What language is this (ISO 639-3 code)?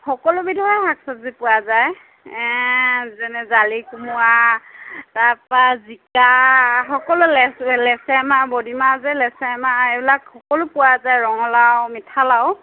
asm